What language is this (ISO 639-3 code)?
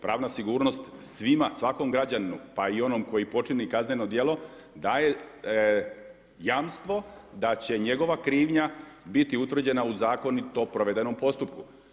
hrv